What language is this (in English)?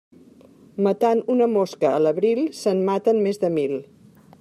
Catalan